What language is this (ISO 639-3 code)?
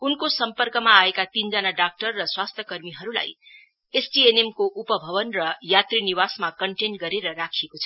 nep